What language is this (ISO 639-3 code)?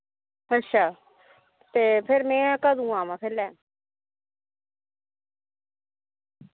doi